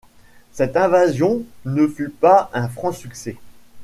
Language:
French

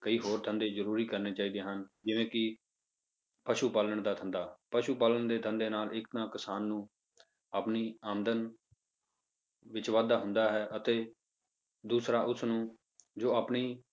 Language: Punjabi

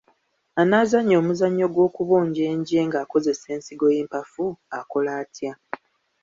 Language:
Ganda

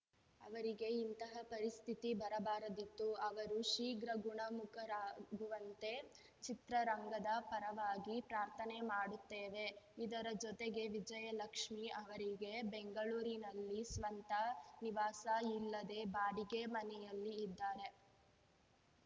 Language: Kannada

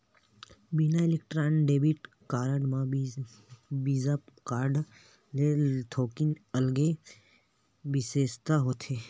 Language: Chhattisgarhi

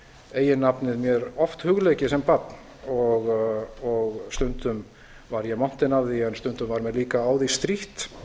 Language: Icelandic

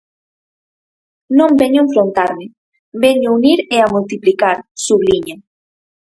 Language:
Galician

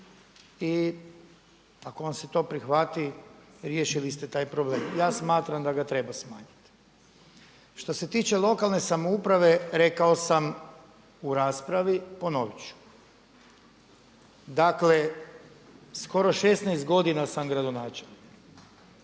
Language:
Croatian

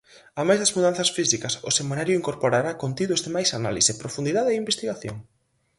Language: Galician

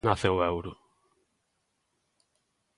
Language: Galician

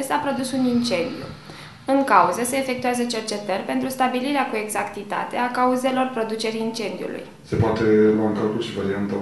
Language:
Romanian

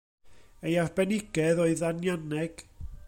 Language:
Welsh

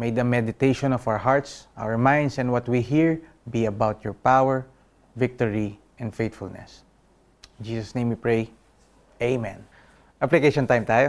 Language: Filipino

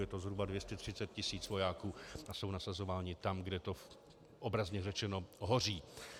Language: Czech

